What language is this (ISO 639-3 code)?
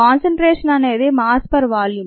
tel